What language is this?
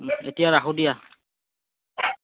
Assamese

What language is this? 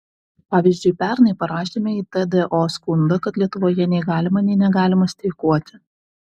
Lithuanian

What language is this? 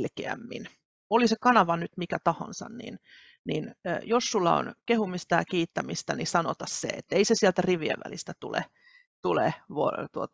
Finnish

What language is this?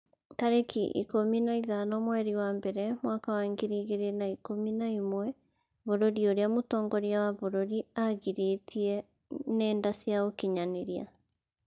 Kikuyu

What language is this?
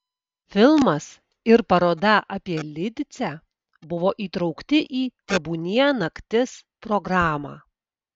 Lithuanian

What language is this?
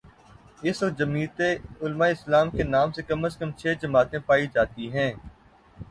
Urdu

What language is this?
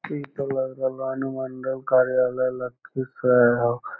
Magahi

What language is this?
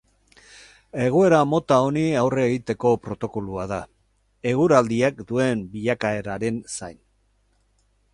Basque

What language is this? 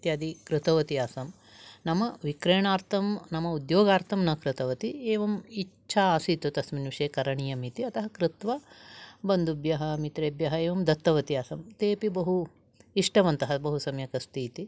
Sanskrit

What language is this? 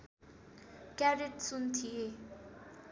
Nepali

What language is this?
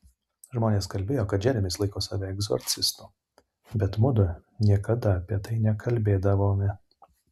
Lithuanian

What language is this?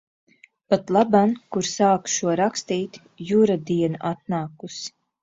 Latvian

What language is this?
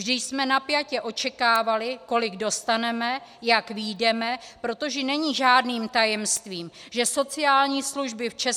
Czech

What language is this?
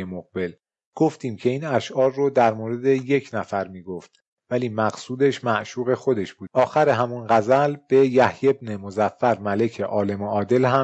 Persian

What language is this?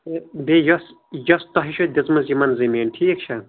Kashmiri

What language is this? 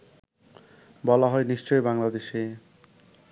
Bangla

